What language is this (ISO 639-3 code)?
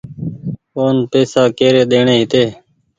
gig